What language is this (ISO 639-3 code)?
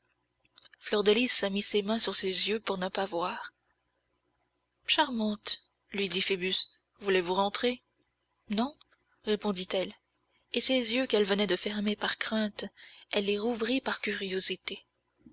fra